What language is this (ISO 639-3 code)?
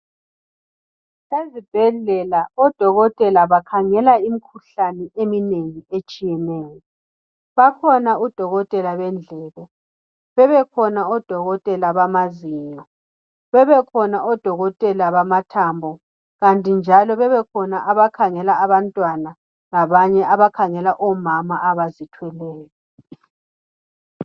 nde